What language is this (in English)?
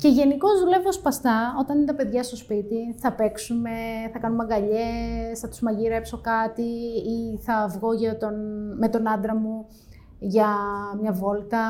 Greek